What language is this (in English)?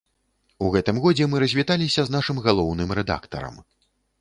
Belarusian